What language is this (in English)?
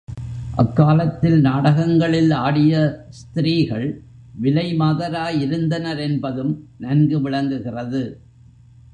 Tamil